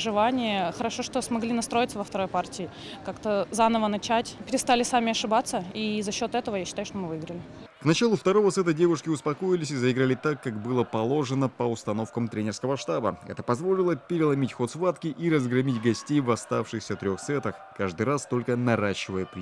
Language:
Russian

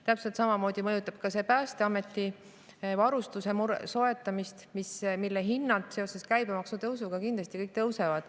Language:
Estonian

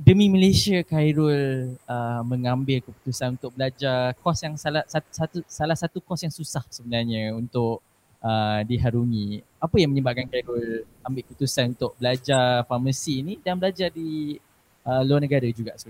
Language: Malay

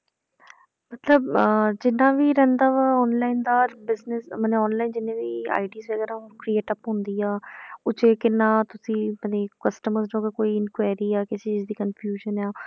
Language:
Punjabi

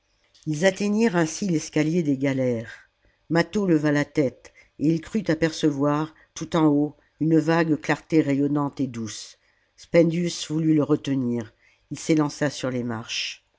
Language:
French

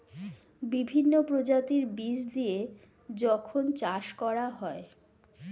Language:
Bangla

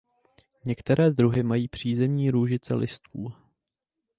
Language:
Czech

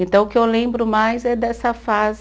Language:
Portuguese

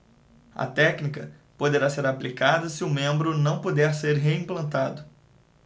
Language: Portuguese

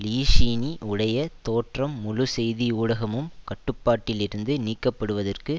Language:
Tamil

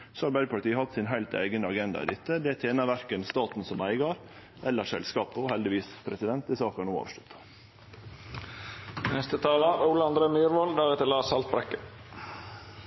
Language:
Norwegian Nynorsk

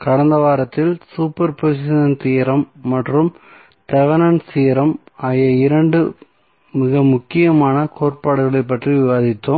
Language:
Tamil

